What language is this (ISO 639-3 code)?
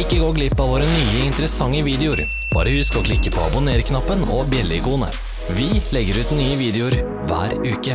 nor